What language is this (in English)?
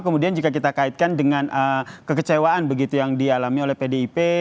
Indonesian